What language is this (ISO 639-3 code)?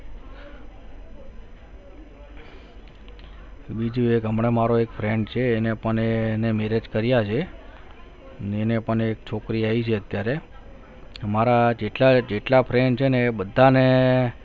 guj